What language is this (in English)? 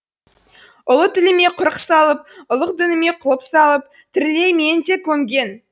Kazakh